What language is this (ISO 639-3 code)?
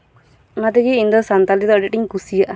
sat